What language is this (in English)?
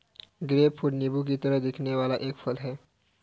Hindi